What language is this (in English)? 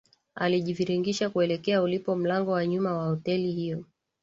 Swahili